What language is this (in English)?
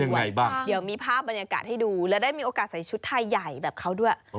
Thai